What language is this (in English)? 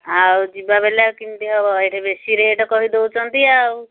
Odia